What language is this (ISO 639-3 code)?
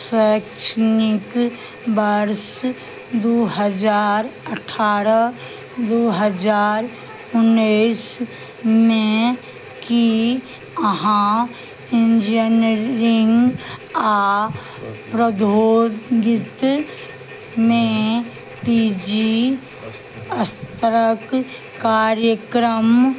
mai